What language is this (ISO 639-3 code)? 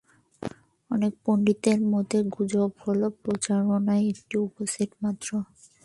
ben